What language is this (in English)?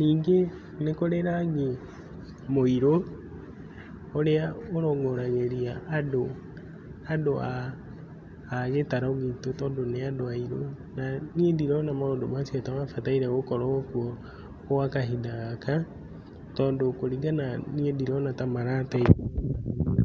Kikuyu